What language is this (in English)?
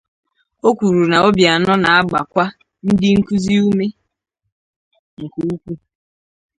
Igbo